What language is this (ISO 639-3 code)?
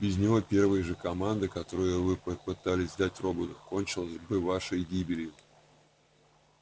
rus